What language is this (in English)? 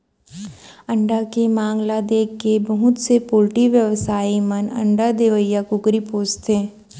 Chhattisgarhi